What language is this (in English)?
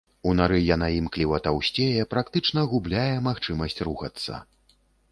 Belarusian